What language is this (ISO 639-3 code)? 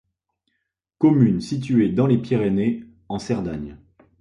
fra